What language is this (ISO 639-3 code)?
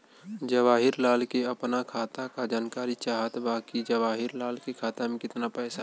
bho